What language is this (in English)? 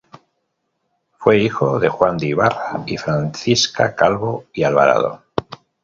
Spanish